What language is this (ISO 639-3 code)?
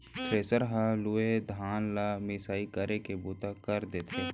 hne